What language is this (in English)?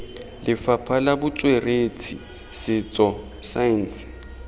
Tswana